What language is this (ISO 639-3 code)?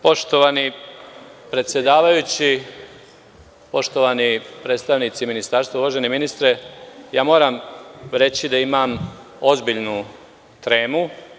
srp